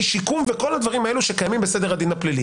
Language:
Hebrew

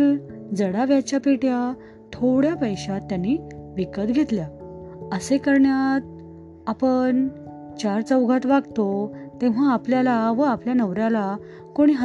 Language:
Marathi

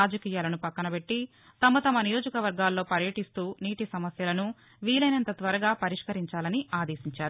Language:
Telugu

